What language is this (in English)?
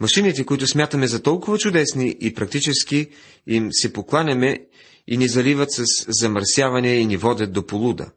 Bulgarian